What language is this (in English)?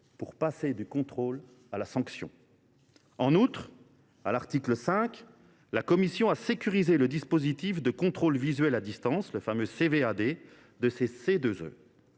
French